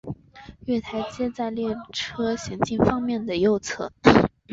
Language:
Chinese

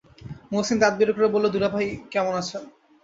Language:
Bangla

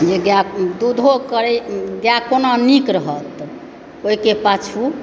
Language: Maithili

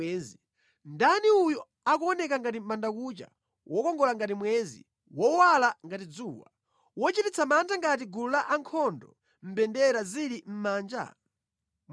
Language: Nyanja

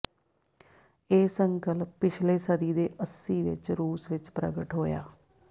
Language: Punjabi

